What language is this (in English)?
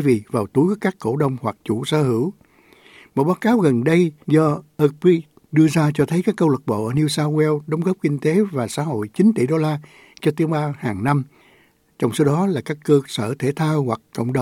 Vietnamese